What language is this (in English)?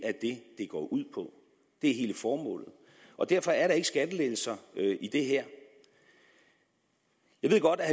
Danish